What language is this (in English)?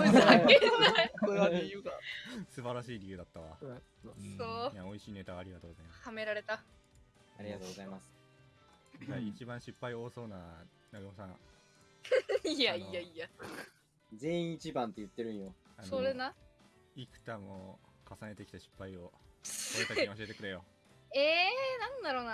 Japanese